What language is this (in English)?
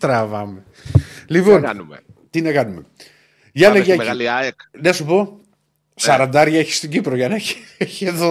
Greek